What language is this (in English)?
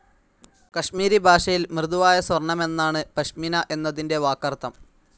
Malayalam